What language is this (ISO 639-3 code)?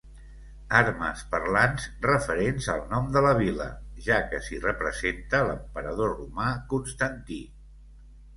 cat